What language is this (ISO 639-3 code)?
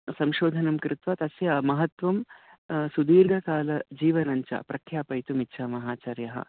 san